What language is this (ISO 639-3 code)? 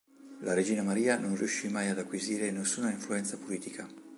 ita